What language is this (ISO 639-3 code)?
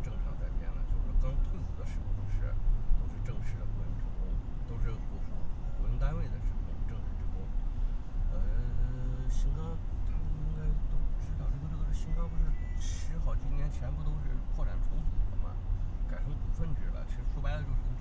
zho